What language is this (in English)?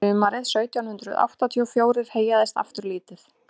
Icelandic